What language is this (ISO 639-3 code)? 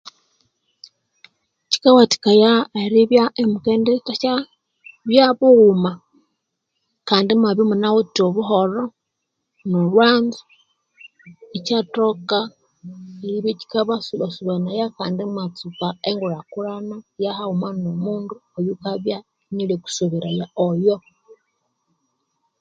koo